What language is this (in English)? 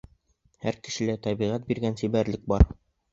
Bashkir